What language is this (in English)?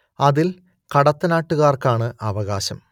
Malayalam